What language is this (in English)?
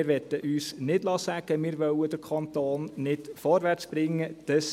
Swiss German